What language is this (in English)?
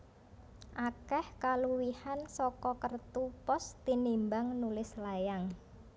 Javanese